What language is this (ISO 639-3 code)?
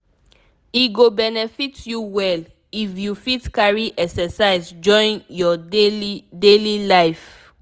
pcm